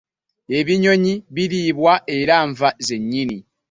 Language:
Ganda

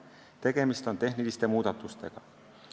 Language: Estonian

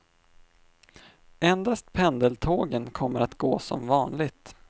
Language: Swedish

